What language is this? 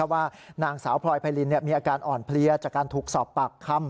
Thai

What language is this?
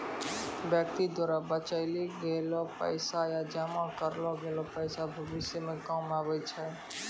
Maithili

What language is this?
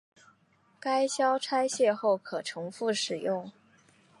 Chinese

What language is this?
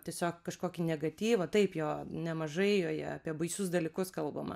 Lithuanian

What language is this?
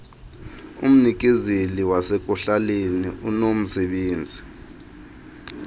Xhosa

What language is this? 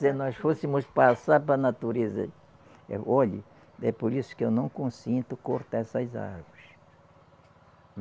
Portuguese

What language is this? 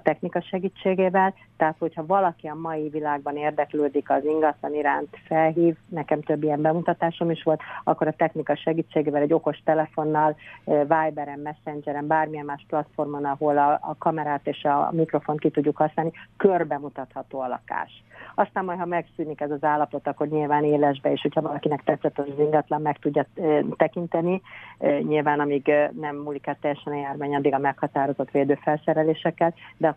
Hungarian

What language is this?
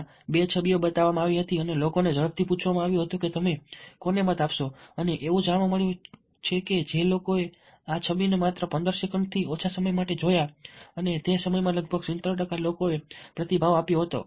Gujarati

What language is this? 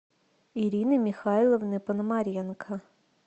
Russian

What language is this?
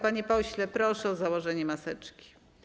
Polish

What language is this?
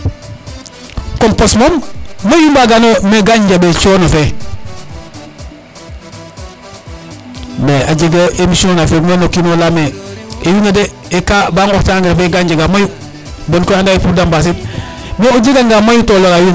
Serer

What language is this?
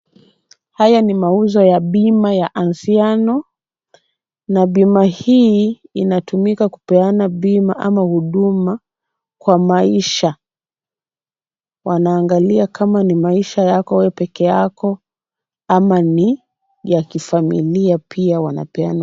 Swahili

